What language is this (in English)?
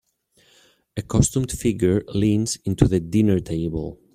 English